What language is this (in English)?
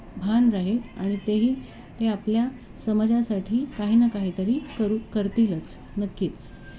Marathi